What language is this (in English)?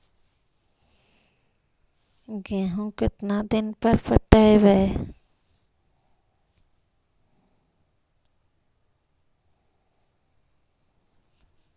Magahi